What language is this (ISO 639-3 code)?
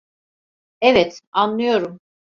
tur